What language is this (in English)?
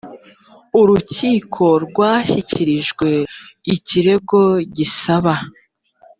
Kinyarwanda